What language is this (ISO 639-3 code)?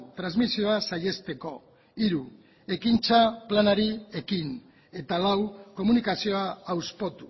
eus